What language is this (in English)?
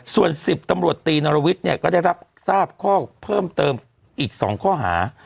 Thai